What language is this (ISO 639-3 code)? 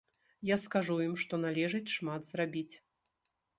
bel